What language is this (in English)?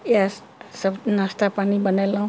Maithili